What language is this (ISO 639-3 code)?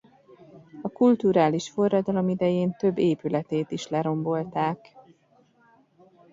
hun